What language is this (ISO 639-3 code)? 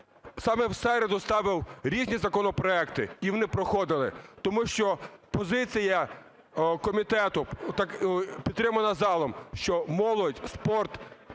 ukr